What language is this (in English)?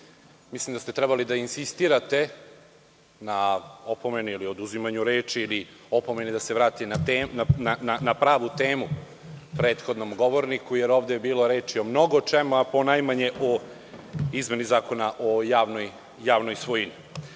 Serbian